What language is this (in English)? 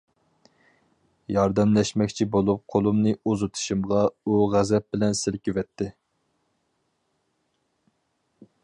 Uyghur